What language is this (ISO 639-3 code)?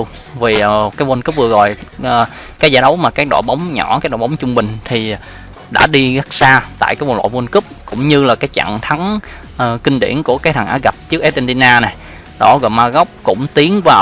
vie